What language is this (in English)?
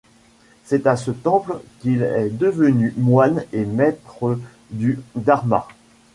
French